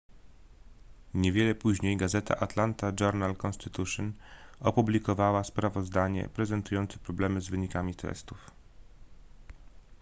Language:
Polish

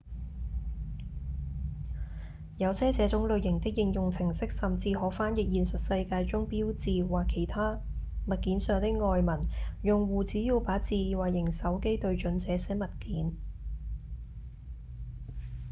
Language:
Cantonese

